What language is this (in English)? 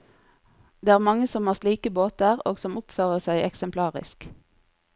Norwegian